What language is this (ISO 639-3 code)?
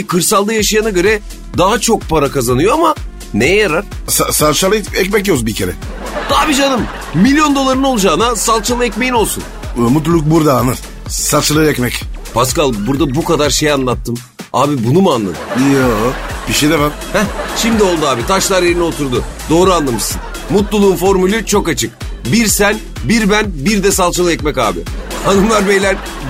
tur